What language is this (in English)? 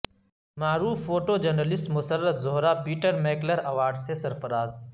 Urdu